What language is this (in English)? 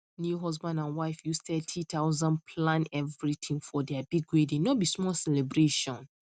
Nigerian Pidgin